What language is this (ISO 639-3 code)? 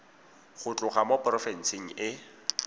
tsn